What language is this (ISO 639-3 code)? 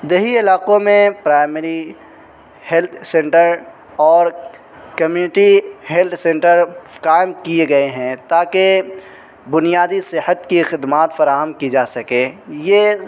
urd